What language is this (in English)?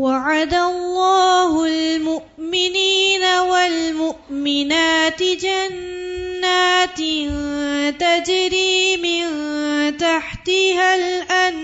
Urdu